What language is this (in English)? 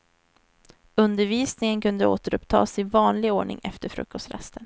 Swedish